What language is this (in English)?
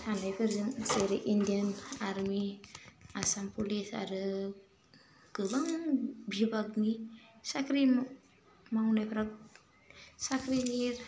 Bodo